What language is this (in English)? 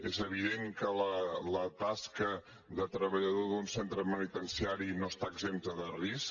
Catalan